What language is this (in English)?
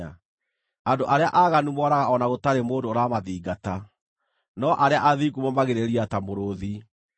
Kikuyu